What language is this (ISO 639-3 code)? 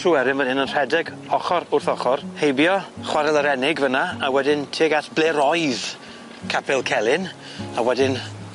cym